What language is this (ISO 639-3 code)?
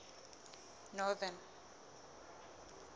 sot